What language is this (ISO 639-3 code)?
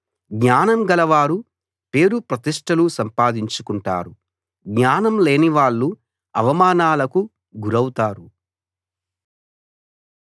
tel